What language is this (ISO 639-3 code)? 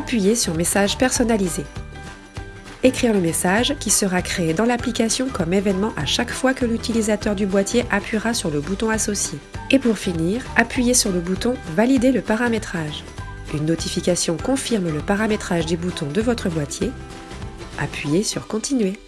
fra